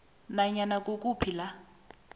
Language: South Ndebele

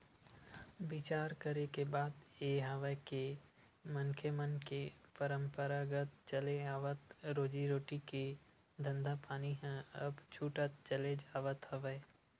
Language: Chhattisgarhi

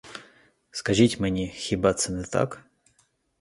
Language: Ukrainian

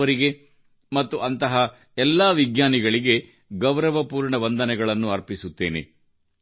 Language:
Kannada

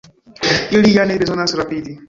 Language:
Esperanto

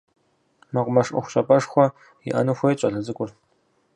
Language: Kabardian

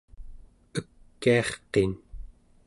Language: Central Yupik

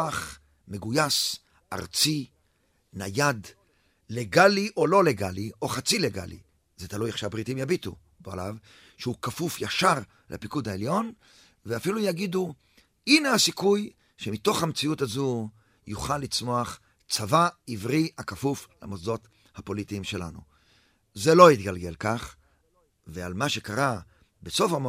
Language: Hebrew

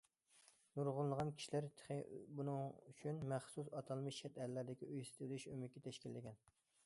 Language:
Uyghur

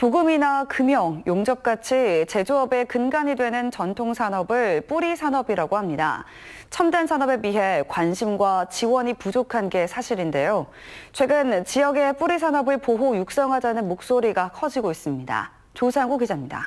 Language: Korean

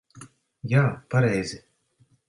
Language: Latvian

